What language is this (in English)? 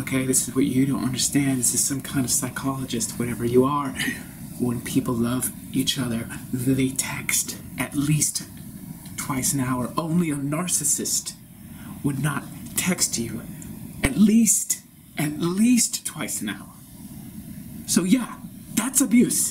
English